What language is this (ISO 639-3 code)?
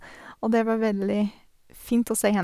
nor